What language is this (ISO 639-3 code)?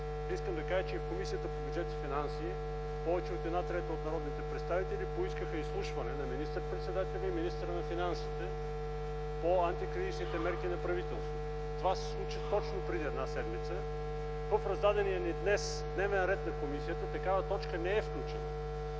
bul